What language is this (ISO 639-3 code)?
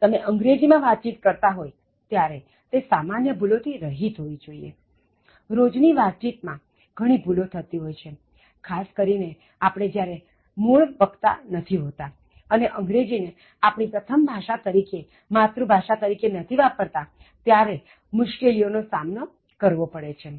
guj